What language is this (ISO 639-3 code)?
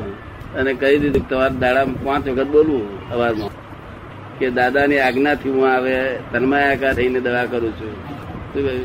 guj